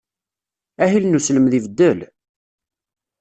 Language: Kabyle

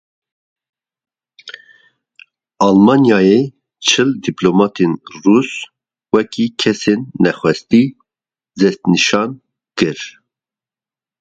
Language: Kurdish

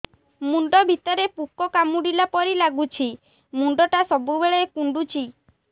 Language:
Odia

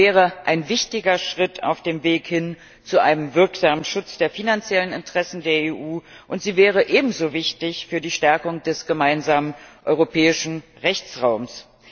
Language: German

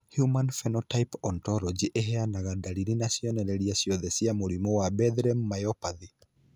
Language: Kikuyu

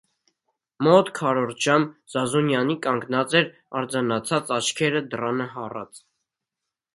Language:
Armenian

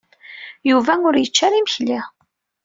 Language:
Kabyle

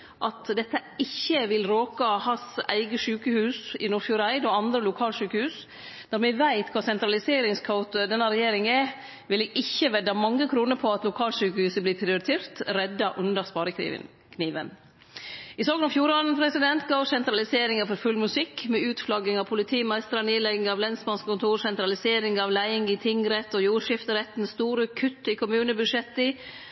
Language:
Norwegian Nynorsk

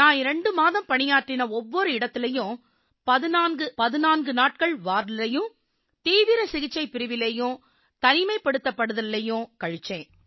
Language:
Tamil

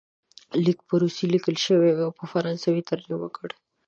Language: Pashto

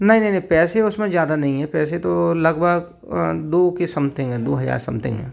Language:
Hindi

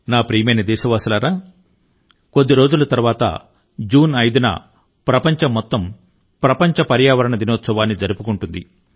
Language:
Telugu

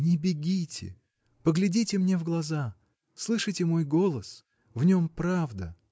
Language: Russian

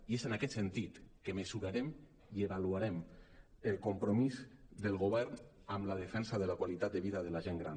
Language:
Catalan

